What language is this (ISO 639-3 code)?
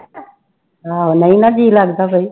pan